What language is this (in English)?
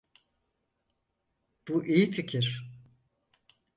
Turkish